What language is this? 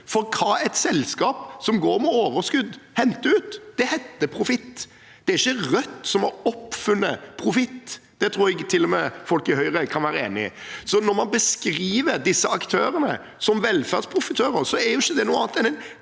Norwegian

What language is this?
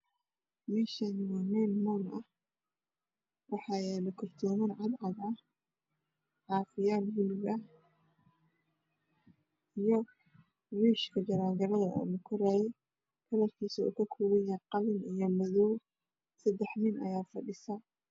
Somali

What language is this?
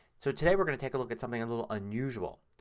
English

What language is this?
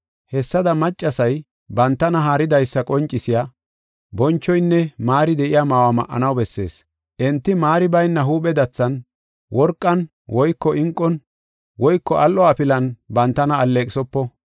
Gofa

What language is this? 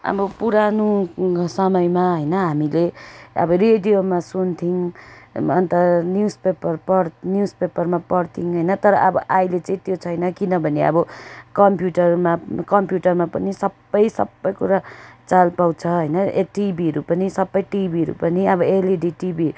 Nepali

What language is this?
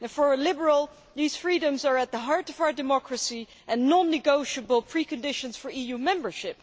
English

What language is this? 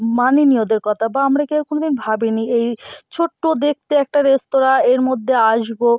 Bangla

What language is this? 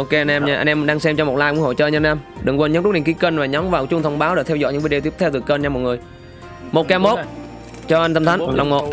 Vietnamese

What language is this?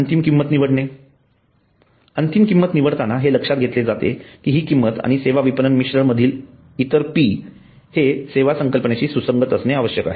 Marathi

